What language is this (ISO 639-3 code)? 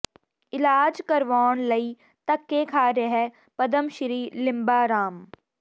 pan